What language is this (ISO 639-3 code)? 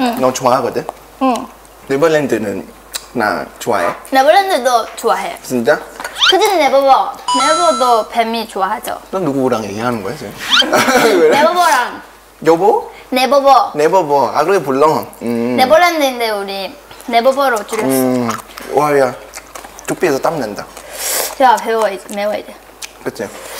kor